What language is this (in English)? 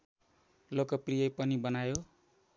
Nepali